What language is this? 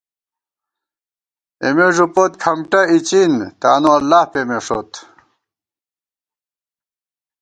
Gawar-Bati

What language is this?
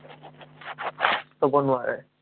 Assamese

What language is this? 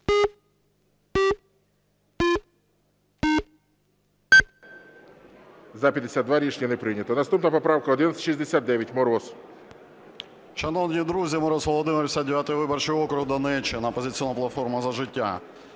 Ukrainian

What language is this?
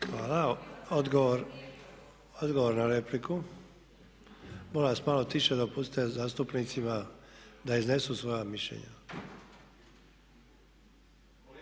Croatian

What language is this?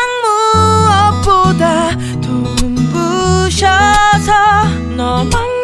Korean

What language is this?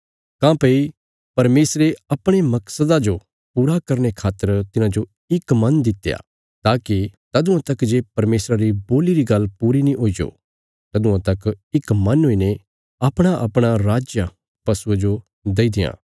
Bilaspuri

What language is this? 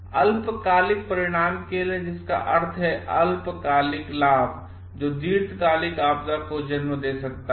Hindi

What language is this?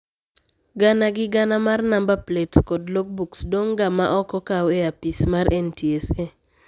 Luo (Kenya and Tanzania)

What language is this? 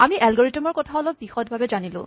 Assamese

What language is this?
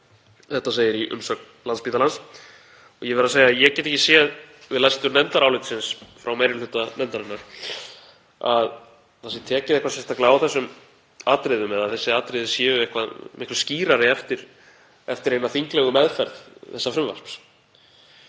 Icelandic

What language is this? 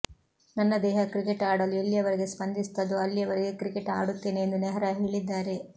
Kannada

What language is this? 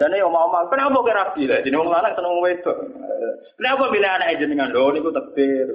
Indonesian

